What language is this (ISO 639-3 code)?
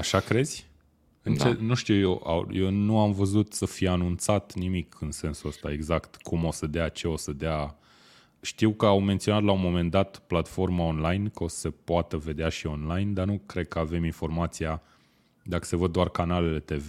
ron